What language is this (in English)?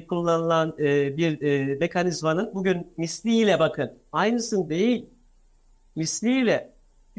Turkish